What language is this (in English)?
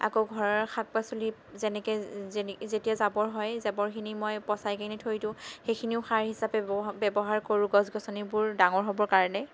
Assamese